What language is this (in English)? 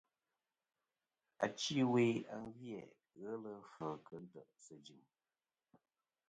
Kom